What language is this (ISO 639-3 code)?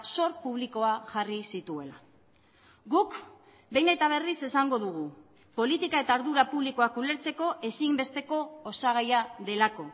eus